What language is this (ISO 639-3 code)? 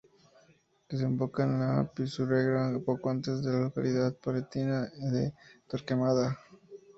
spa